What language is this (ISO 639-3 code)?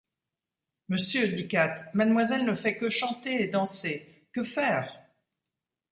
fra